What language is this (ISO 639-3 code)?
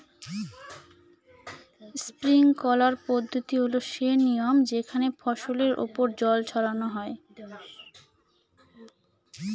ben